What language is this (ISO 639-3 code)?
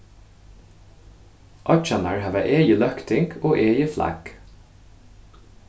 fao